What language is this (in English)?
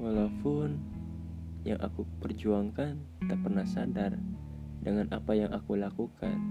Indonesian